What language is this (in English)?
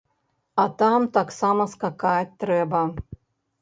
Belarusian